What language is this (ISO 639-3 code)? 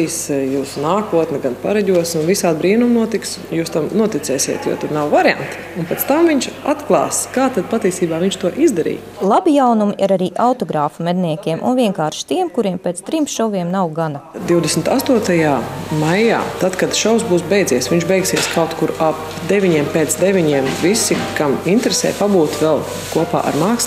lav